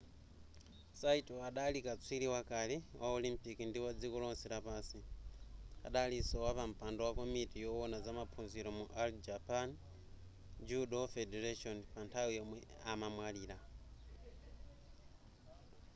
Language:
Nyanja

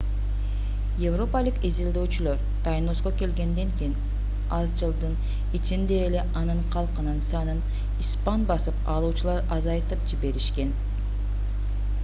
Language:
Kyrgyz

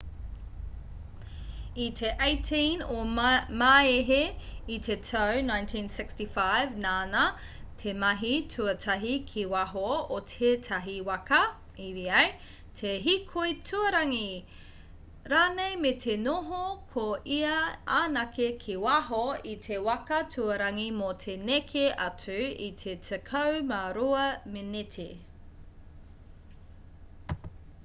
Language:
Māori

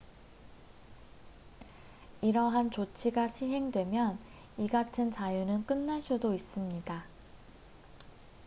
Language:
Korean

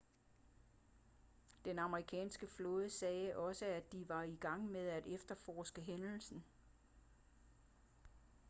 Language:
Danish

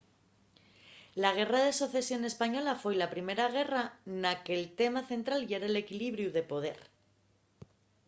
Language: Asturian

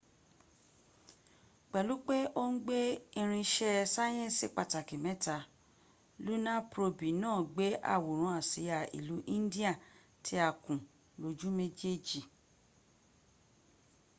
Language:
Yoruba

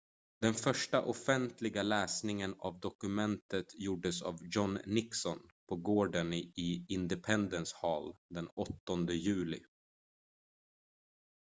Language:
Swedish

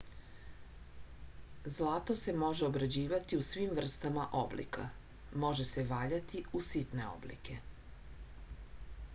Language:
Serbian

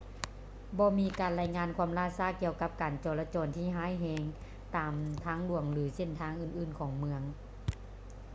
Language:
Lao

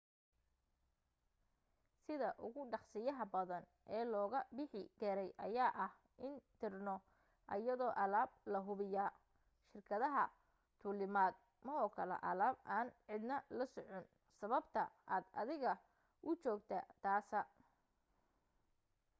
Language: Somali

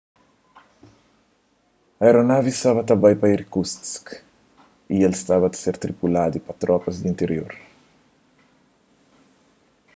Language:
Kabuverdianu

